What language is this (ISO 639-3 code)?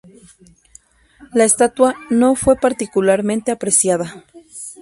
spa